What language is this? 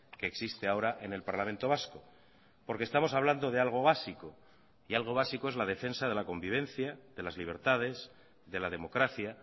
Spanish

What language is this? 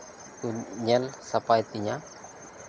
Santali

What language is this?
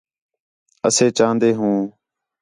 Khetrani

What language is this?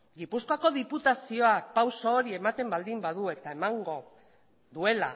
Basque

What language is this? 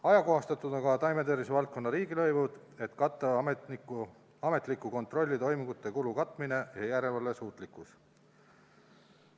Estonian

